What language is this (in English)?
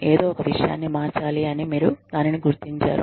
Telugu